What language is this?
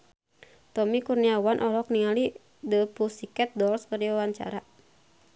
Sundanese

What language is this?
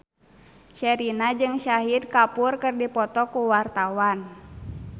Sundanese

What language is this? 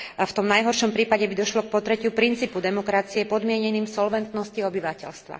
Slovak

